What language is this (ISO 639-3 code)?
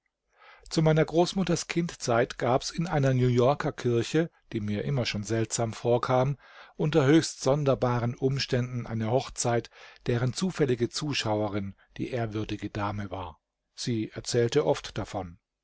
deu